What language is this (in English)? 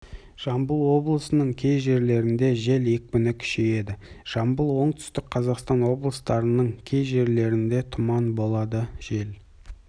Kazakh